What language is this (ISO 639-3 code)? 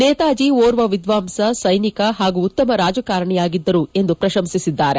kan